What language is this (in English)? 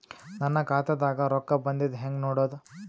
Kannada